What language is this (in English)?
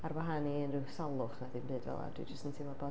Welsh